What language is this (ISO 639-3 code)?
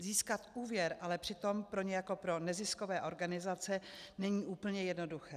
ces